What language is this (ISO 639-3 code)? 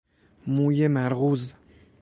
fas